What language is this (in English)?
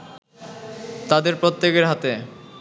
Bangla